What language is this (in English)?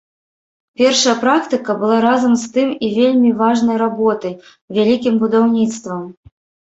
Belarusian